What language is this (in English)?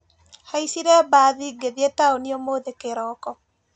Kikuyu